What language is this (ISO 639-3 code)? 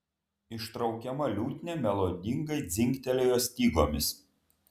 lit